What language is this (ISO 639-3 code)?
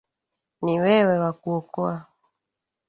swa